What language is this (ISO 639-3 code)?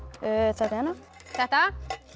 isl